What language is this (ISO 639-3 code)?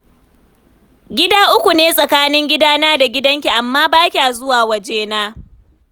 hau